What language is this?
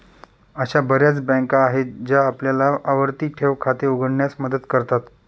Marathi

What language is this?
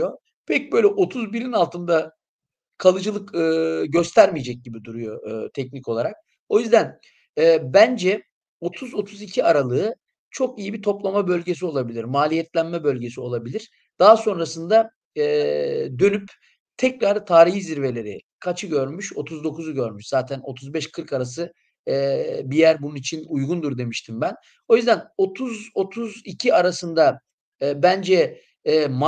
Turkish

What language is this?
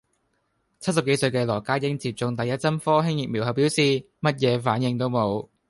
Cantonese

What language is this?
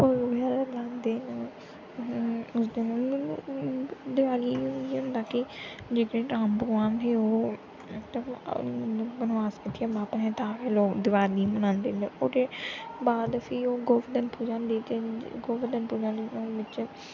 Dogri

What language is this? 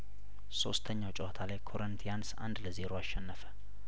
Amharic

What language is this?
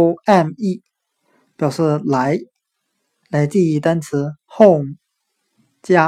Chinese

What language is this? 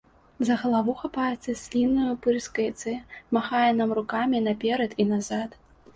Belarusian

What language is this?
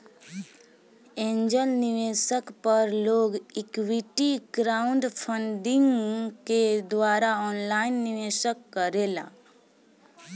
Bhojpuri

